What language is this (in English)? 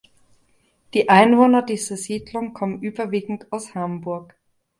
German